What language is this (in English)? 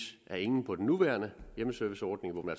Danish